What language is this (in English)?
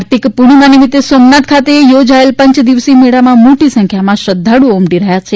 Gujarati